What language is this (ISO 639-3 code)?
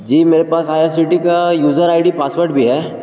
urd